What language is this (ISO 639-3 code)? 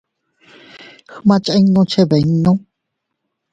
cut